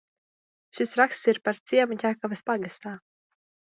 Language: Latvian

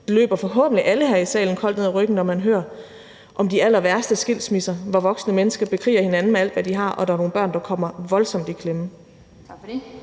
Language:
Danish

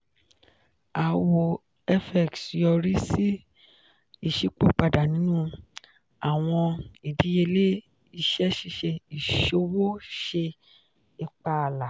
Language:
Yoruba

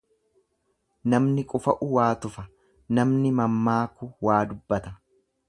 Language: Oromo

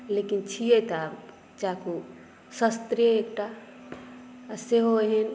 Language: Maithili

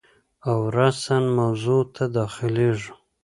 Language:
Pashto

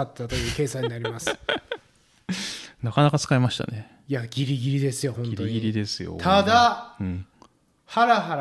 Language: Japanese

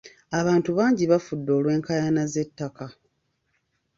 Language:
Ganda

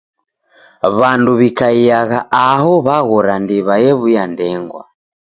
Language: Taita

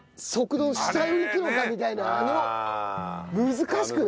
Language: Japanese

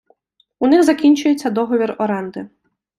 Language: Ukrainian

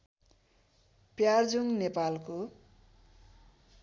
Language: Nepali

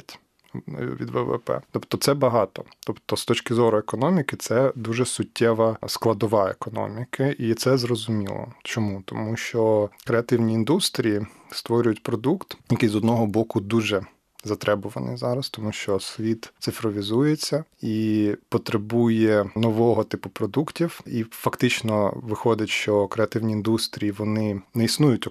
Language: Ukrainian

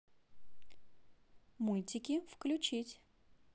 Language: Russian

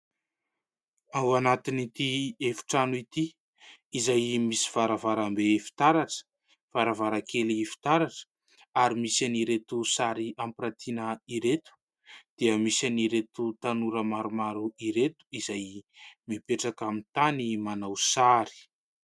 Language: Malagasy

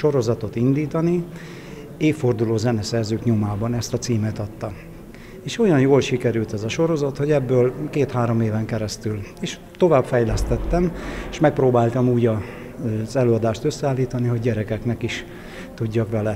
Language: Hungarian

